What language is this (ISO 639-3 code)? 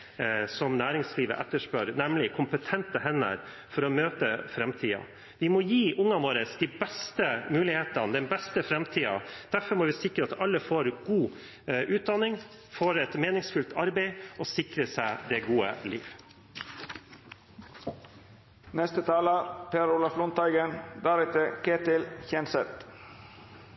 nob